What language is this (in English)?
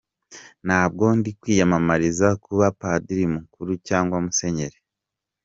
Kinyarwanda